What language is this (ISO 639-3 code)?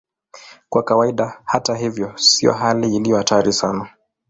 swa